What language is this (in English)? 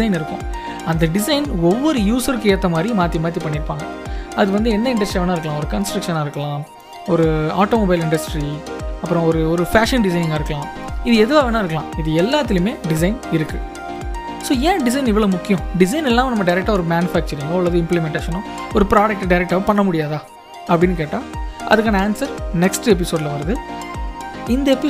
Tamil